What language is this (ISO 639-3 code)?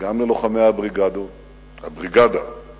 heb